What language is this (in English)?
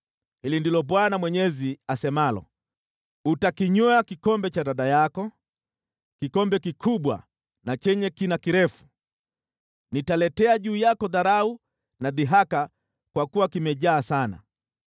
Swahili